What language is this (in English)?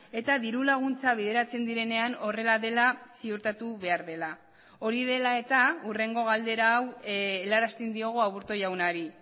Basque